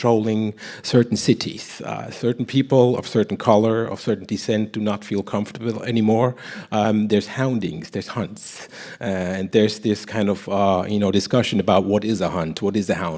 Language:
English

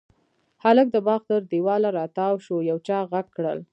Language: Pashto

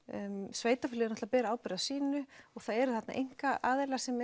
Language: Icelandic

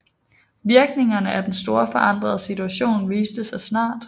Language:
Danish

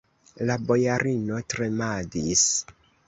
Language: Esperanto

